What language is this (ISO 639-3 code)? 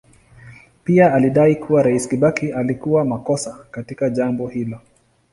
swa